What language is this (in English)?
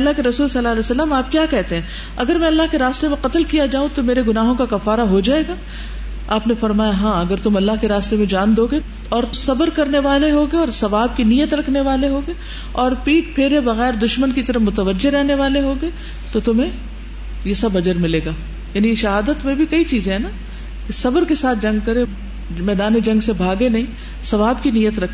Urdu